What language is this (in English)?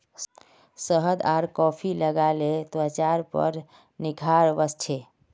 Magahi